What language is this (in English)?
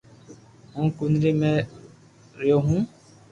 Loarki